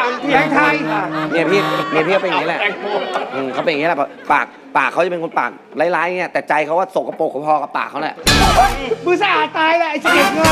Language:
Thai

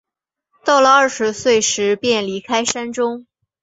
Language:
Chinese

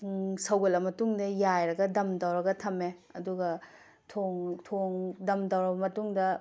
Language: Manipuri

